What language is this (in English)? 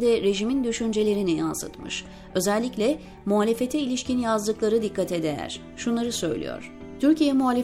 Turkish